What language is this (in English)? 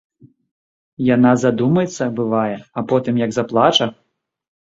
Belarusian